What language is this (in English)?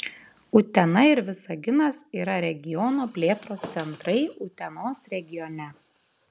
Lithuanian